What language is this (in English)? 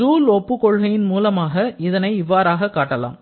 Tamil